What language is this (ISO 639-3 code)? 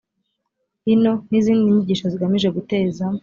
kin